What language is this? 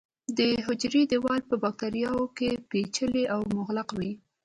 Pashto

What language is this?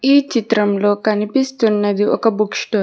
Telugu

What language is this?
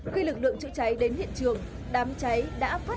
Vietnamese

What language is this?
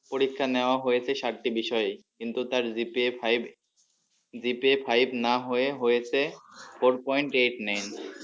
Bangla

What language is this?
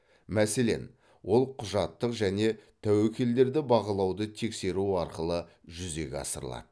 Kazakh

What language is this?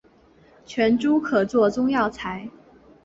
Chinese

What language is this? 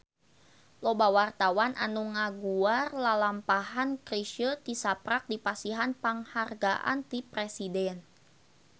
Sundanese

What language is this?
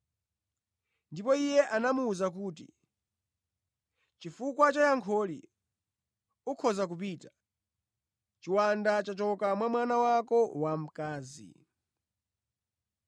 Nyanja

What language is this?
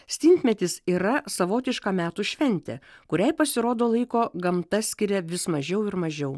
Lithuanian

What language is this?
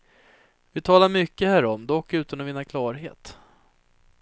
Swedish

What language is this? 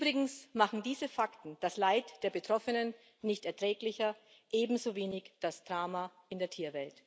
German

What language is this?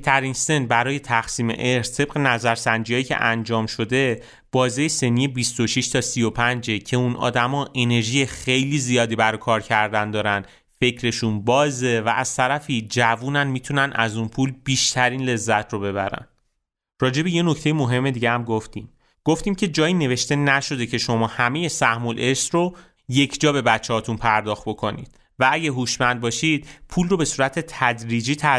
Persian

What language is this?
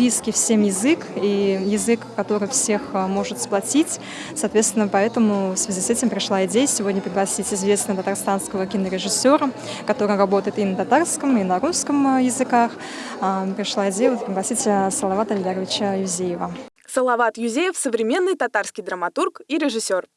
Russian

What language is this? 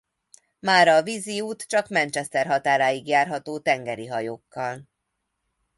Hungarian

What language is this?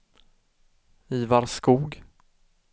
Swedish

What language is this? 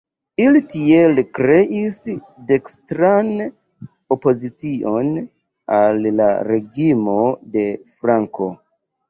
Esperanto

